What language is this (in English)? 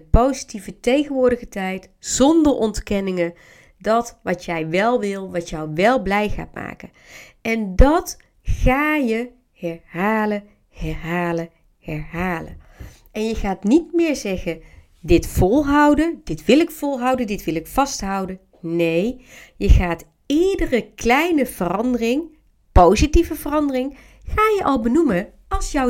Dutch